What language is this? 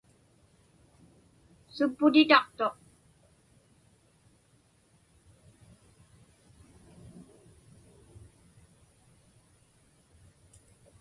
Inupiaq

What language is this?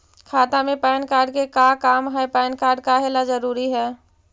Magahi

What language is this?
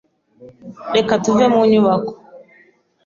Kinyarwanda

